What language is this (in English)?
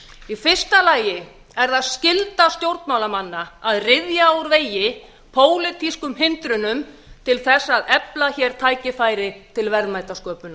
Icelandic